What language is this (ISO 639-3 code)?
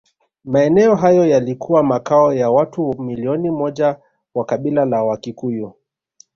swa